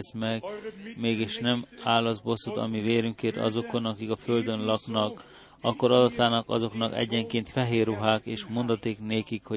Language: Hungarian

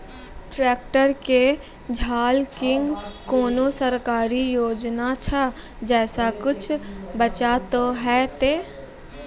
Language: Maithili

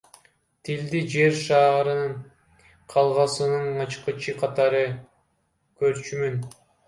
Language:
Kyrgyz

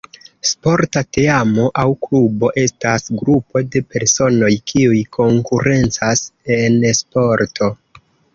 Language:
Esperanto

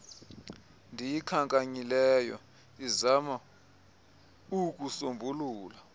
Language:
Xhosa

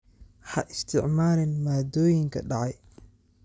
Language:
Somali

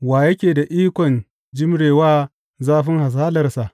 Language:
Hausa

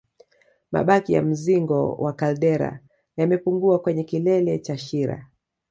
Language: Swahili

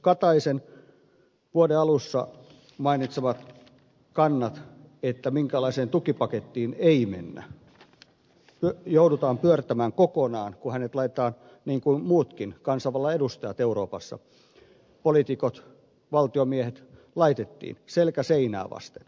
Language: Finnish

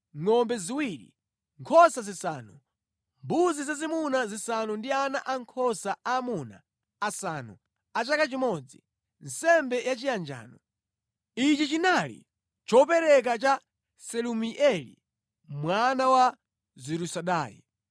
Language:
Nyanja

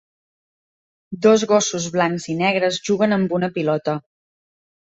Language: Catalan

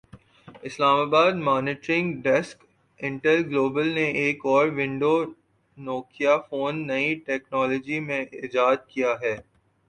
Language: Urdu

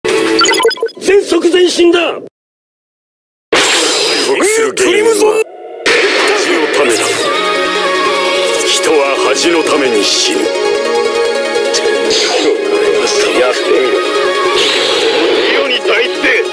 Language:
Japanese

